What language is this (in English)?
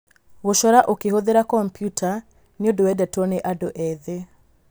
Kikuyu